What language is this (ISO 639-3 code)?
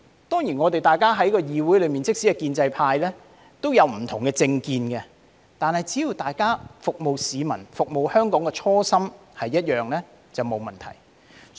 yue